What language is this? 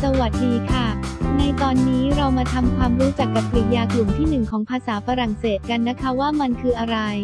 Thai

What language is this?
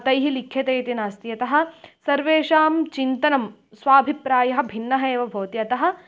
Sanskrit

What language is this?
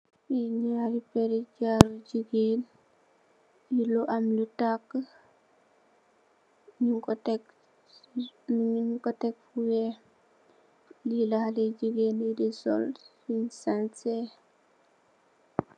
Wolof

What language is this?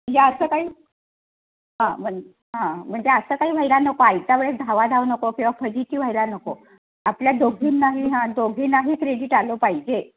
Marathi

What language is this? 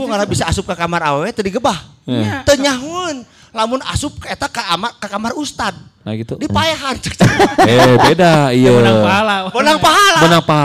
Indonesian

